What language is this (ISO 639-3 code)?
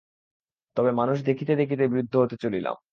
ben